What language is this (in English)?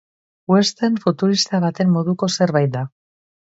Basque